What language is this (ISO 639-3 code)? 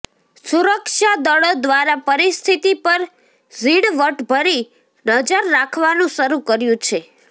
guj